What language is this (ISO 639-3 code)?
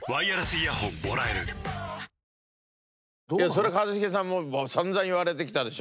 jpn